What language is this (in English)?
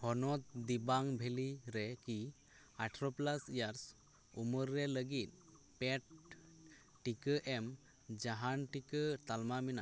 Santali